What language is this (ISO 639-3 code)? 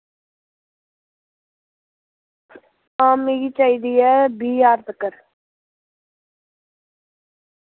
doi